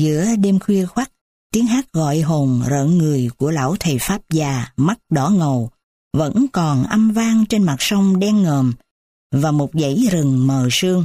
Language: Vietnamese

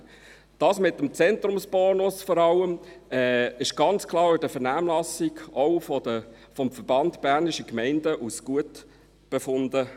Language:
Swiss German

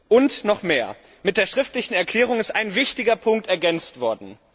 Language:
German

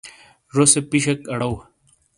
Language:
Shina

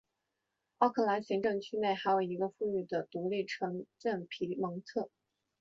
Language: Chinese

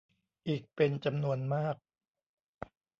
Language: Thai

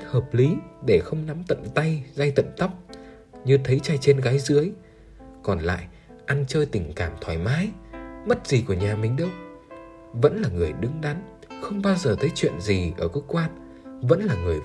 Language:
Vietnamese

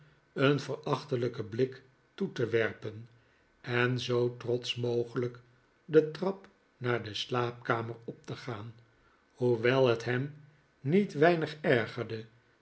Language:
Dutch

